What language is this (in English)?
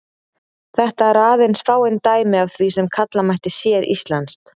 Icelandic